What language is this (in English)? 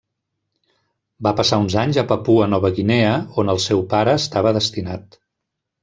Catalan